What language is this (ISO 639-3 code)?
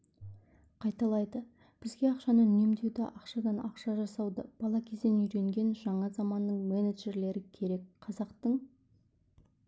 kaz